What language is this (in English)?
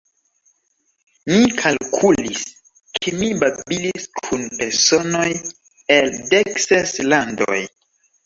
Esperanto